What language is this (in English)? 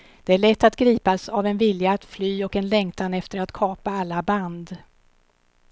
Swedish